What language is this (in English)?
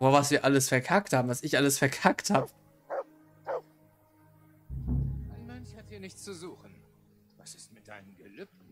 German